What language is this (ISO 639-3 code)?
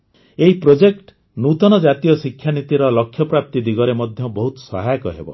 ori